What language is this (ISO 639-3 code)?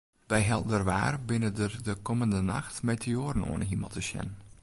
fry